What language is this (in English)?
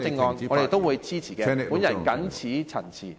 Cantonese